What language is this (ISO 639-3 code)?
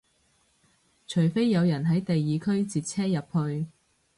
yue